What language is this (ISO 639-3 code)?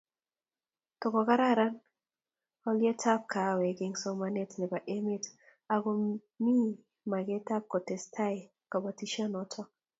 kln